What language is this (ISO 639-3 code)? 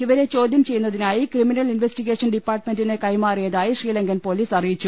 mal